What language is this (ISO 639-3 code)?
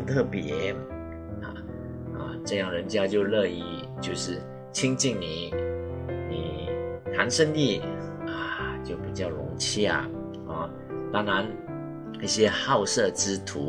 zho